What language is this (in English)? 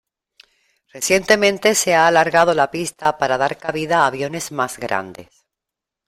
Spanish